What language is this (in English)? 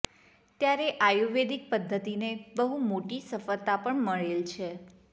Gujarati